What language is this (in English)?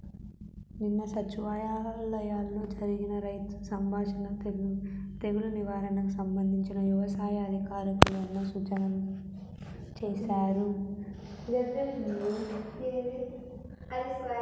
Telugu